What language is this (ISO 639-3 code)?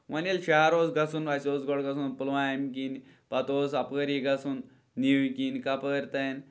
kas